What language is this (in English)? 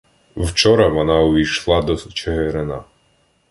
Ukrainian